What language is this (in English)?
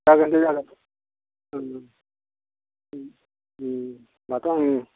Bodo